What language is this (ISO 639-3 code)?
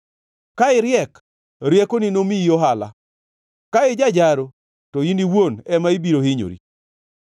luo